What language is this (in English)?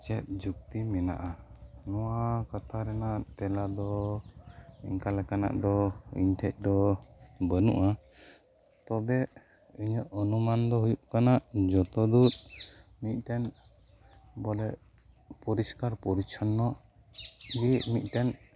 Santali